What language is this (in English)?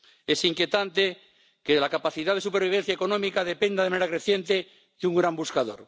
Spanish